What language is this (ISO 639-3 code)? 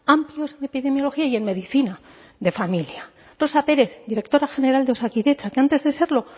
spa